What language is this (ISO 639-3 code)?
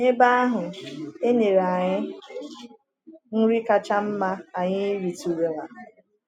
ibo